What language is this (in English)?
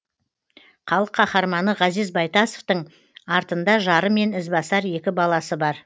Kazakh